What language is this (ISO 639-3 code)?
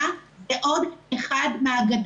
heb